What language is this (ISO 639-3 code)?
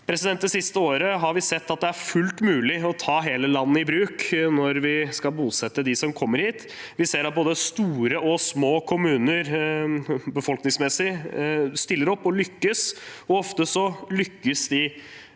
nor